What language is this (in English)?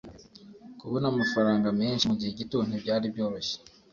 Kinyarwanda